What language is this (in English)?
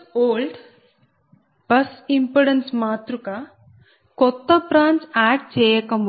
Telugu